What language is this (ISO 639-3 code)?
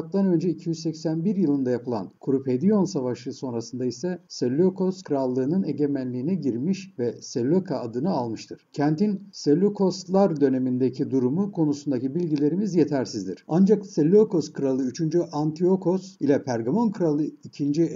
tur